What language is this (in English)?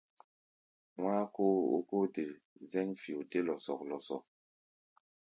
Gbaya